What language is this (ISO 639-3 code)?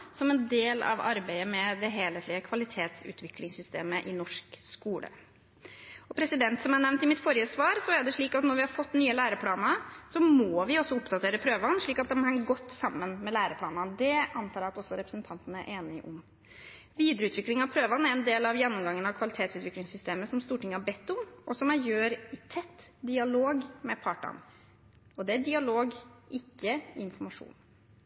nob